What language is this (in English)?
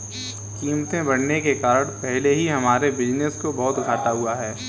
Hindi